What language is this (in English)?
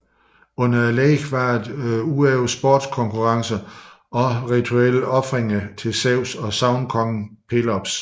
Danish